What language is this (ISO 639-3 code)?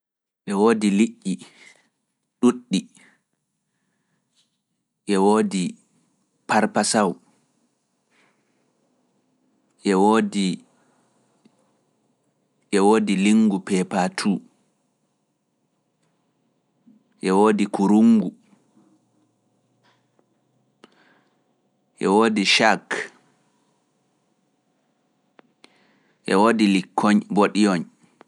ful